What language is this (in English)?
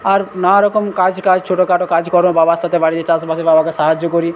Bangla